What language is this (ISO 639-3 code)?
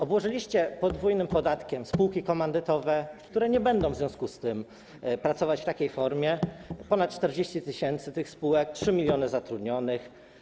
pol